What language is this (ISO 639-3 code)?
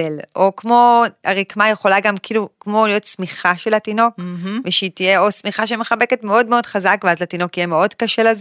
heb